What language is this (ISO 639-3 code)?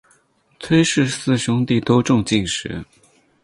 zho